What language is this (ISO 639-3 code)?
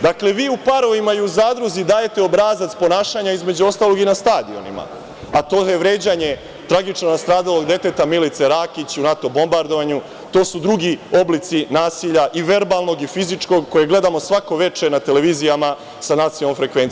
srp